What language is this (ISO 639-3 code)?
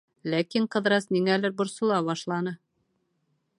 bak